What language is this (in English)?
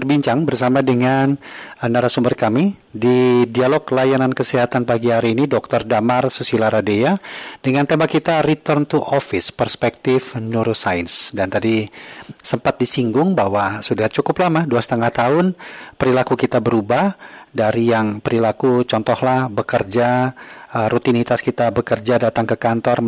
Indonesian